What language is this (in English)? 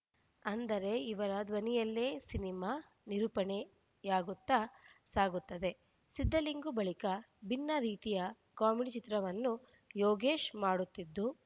Kannada